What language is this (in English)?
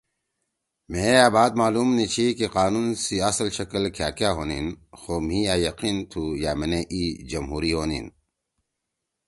Torwali